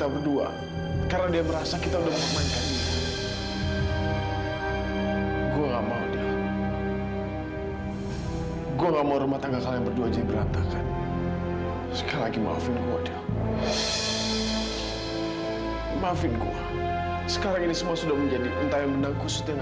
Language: Indonesian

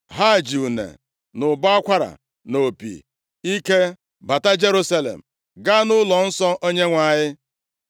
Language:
Igbo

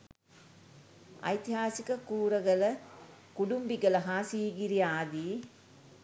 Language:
Sinhala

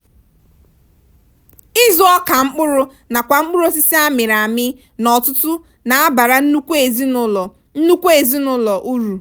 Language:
Igbo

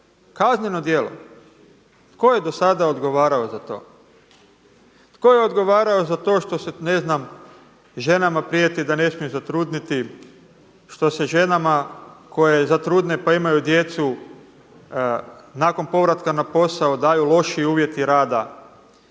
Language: Croatian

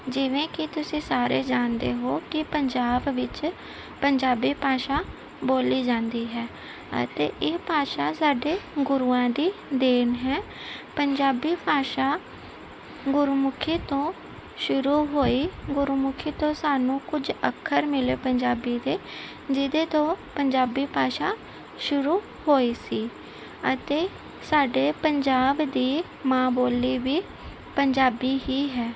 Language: Punjabi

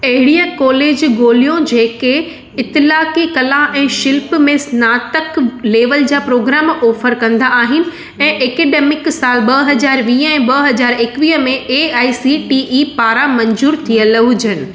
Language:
Sindhi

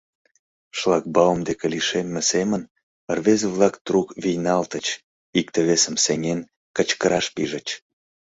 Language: Mari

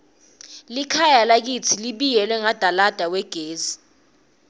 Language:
Swati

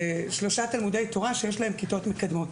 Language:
Hebrew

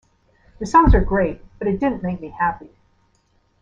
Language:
English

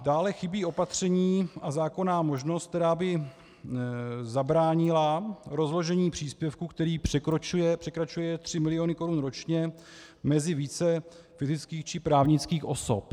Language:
Czech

